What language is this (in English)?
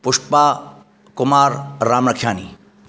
Sindhi